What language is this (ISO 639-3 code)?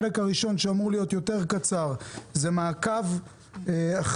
heb